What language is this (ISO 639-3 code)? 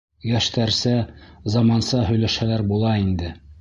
bak